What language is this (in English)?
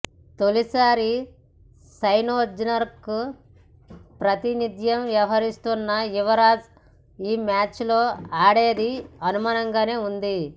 Telugu